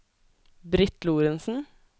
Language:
Norwegian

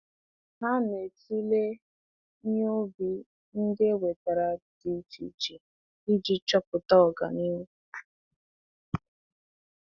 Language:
Igbo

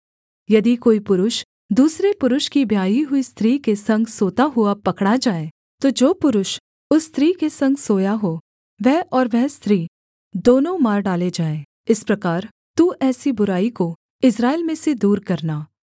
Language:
Hindi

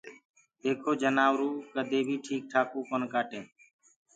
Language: Gurgula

